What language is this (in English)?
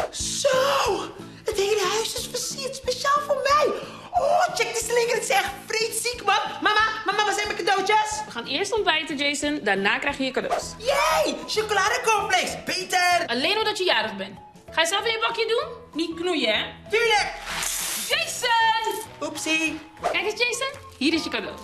Dutch